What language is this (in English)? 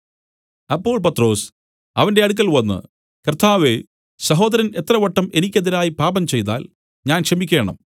Malayalam